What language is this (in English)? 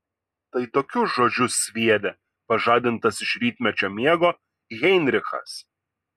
Lithuanian